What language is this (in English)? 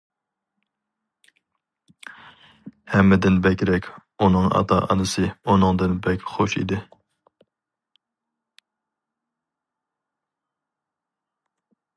Uyghur